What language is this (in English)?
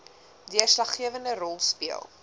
Afrikaans